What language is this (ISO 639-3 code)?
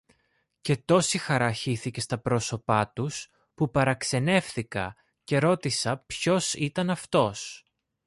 ell